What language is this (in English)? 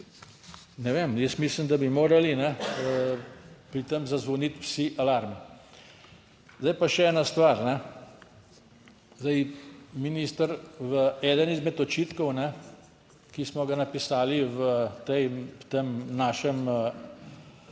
Slovenian